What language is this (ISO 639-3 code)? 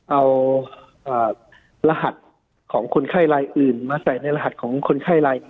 tha